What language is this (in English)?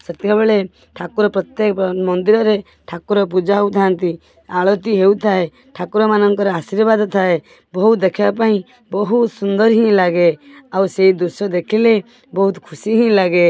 Odia